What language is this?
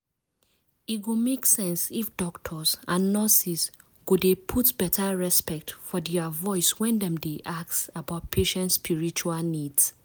Nigerian Pidgin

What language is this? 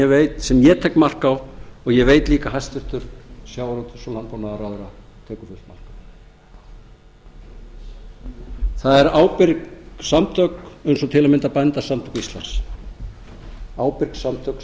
Icelandic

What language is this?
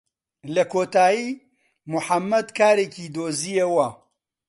Central Kurdish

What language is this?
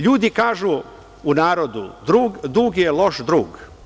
Serbian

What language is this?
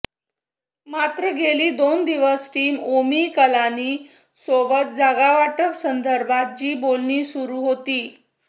Marathi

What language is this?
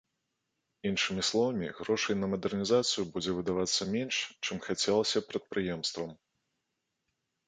Belarusian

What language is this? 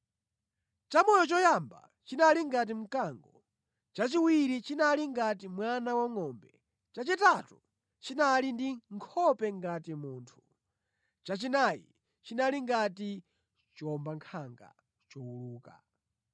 Nyanja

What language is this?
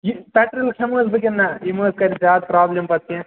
Kashmiri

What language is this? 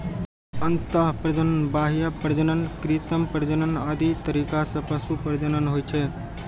Maithili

